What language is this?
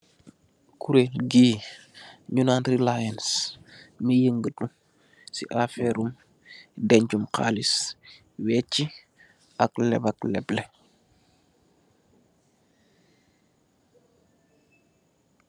Wolof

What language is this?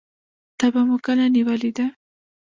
Pashto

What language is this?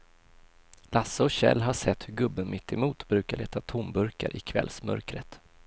Swedish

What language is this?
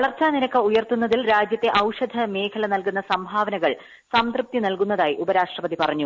Malayalam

